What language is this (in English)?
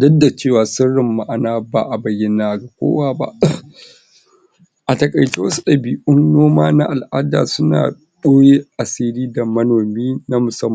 Hausa